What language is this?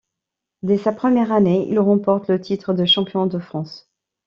French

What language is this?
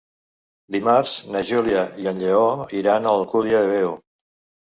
Catalan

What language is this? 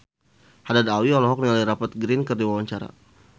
Sundanese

